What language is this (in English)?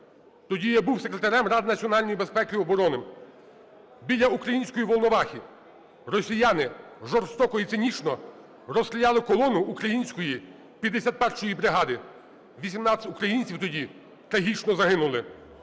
Ukrainian